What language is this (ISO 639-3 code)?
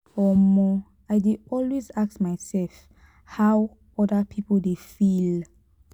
pcm